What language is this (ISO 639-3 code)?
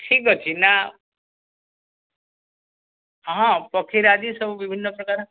ori